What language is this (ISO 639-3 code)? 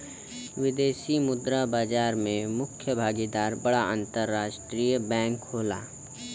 bho